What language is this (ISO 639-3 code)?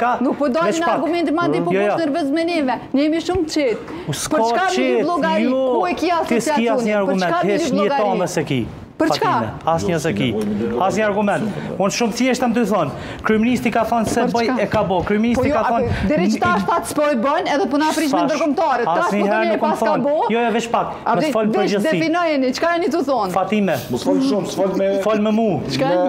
ron